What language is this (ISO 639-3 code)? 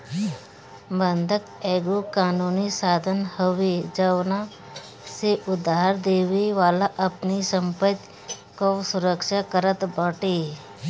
bho